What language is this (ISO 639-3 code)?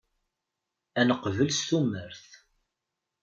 kab